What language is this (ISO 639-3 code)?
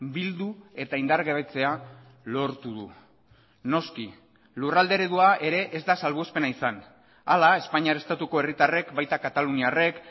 eus